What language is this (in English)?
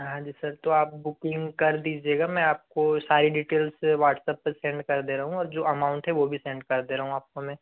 Hindi